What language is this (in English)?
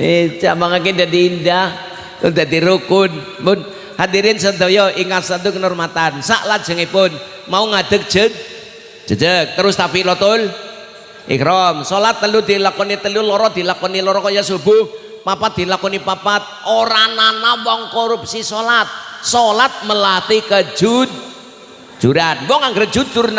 Indonesian